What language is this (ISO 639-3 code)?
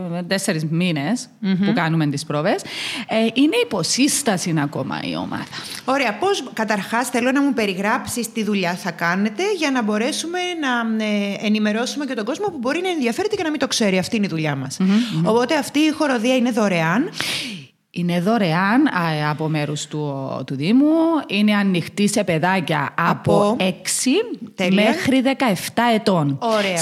ell